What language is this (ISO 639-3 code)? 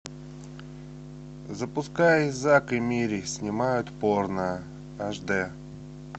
rus